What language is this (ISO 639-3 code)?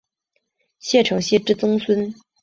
zho